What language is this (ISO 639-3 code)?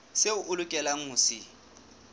sot